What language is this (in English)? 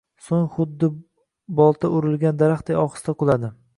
Uzbek